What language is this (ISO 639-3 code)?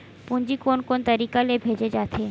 hne